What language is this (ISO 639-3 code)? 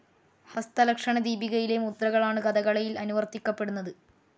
mal